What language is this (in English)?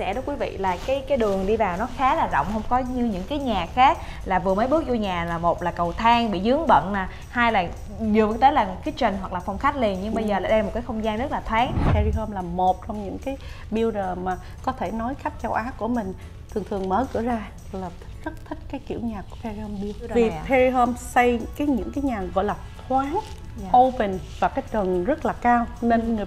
Vietnamese